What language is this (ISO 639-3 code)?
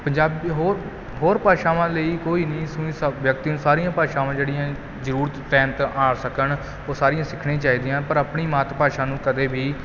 pan